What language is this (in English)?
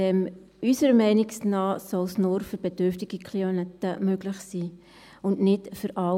Swiss German